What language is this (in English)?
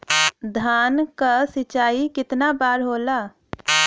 Bhojpuri